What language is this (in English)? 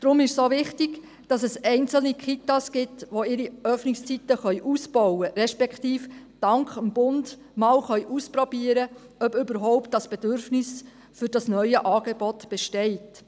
Swiss German